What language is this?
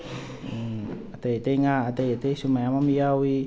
Manipuri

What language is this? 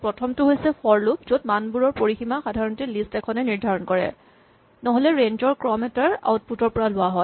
Assamese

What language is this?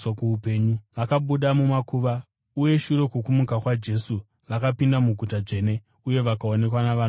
Shona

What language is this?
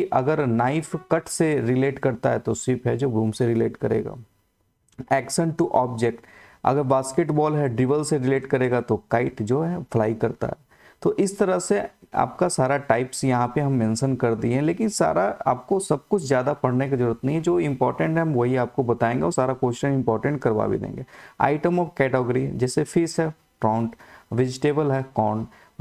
Hindi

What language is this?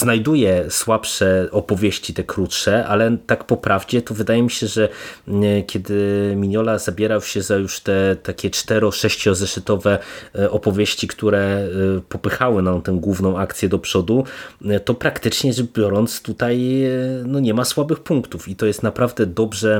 Polish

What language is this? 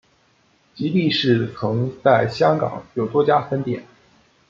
Chinese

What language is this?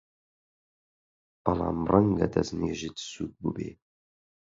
Central Kurdish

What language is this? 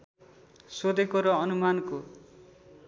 Nepali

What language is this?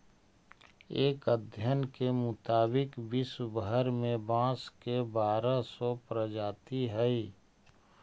Magahi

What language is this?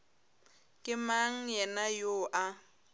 Northern Sotho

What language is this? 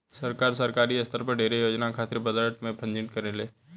Bhojpuri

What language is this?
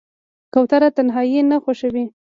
Pashto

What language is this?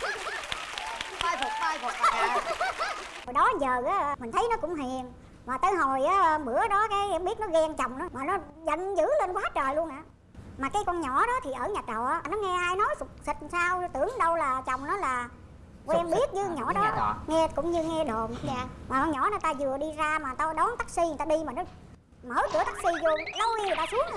Vietnamese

